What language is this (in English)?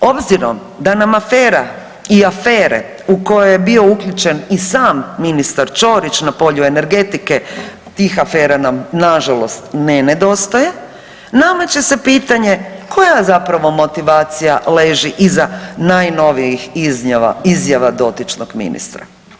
Croatian